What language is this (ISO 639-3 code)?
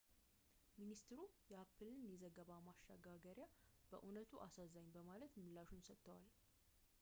amh